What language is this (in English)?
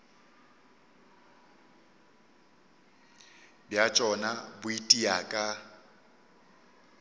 Northern Sotho